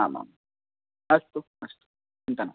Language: Sanskrit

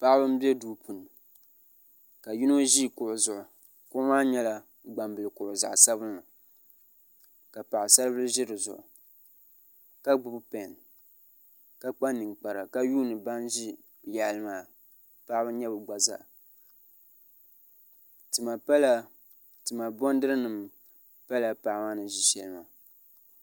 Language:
Dagbani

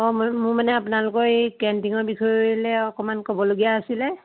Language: Assamese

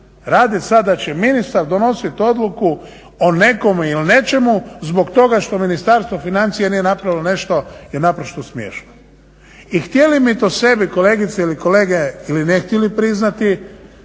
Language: Croatian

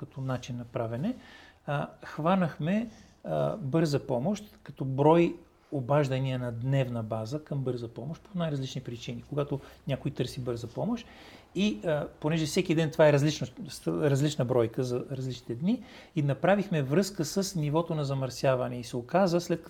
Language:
Bulgarian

